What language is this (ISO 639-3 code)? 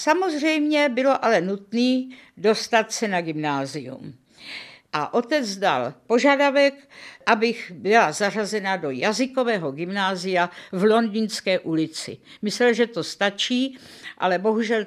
ces